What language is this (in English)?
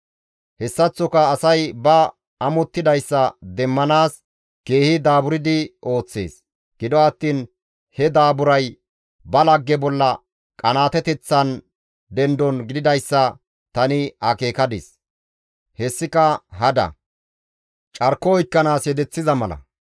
Gamo